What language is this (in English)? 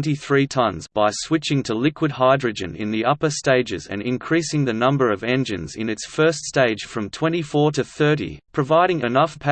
English